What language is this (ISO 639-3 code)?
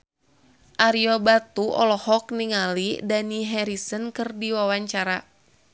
sun